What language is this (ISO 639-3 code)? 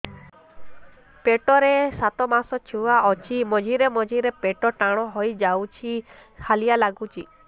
ori